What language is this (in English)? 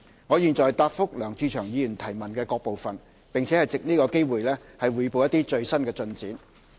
Cantonese